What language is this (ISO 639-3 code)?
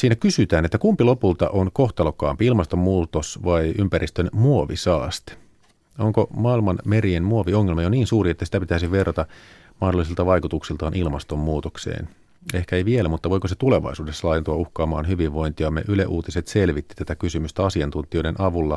fin